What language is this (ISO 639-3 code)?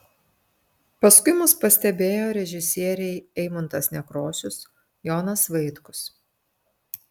lit